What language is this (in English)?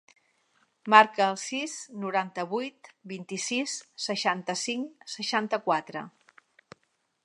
Catalan